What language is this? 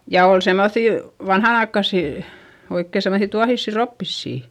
Finnish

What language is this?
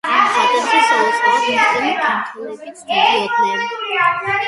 Georgian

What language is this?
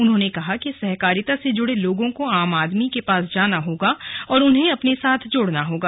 Hindi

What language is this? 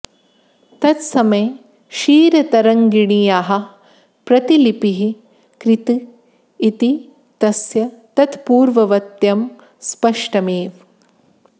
Sanskrit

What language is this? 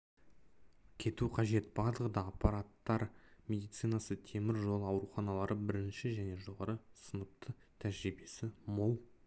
Kazakh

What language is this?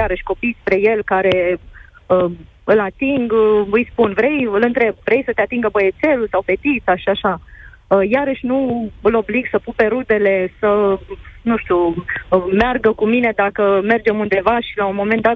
Romanian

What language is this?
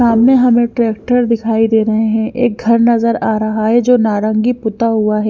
Hindi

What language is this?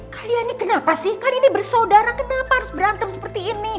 Indonesian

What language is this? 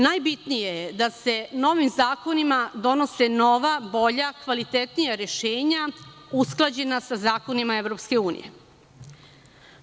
Serbian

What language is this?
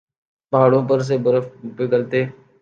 Urdu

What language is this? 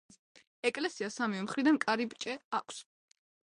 Georgian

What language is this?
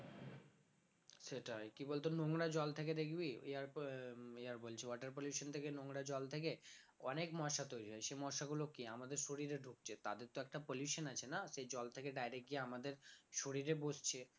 Bangla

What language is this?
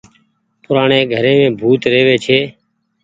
Goaria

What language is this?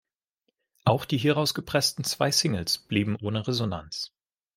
German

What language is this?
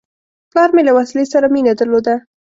Pashto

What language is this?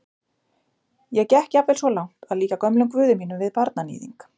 Icelandic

